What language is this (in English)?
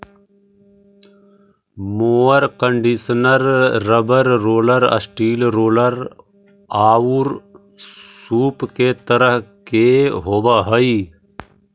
Magahi